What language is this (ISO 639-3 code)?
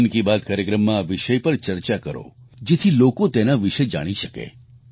guj